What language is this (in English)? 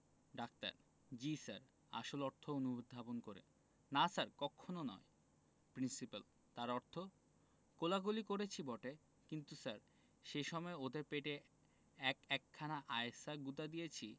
Bangla